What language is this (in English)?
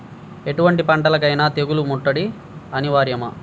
Telugu